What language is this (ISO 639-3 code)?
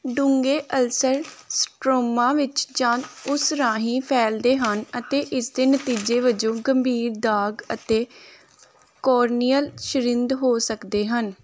pan